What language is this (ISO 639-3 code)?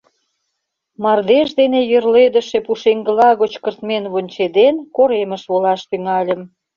chm